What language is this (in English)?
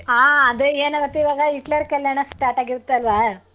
Kannada